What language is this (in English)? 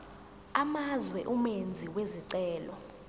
Zulu